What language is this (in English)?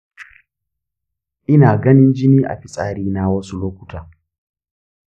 Hausa